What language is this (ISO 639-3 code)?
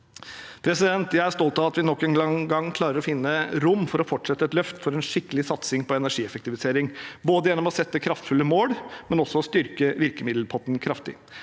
nor